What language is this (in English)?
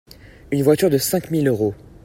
French